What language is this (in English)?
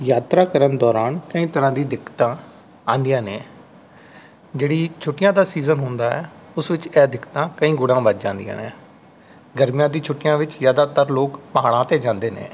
Punjabi